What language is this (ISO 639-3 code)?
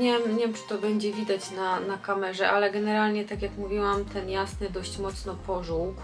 pol